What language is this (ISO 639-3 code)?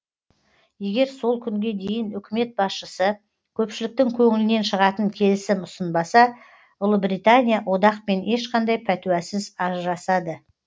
kaz